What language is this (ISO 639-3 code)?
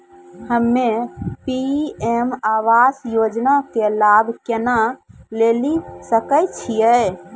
mai